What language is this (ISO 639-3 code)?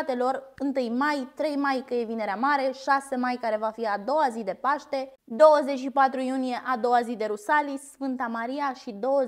ron